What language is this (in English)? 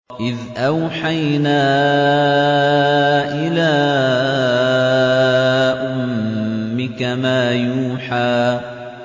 Arabic